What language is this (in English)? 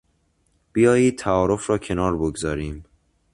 Persian